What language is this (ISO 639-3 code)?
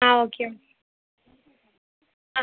mal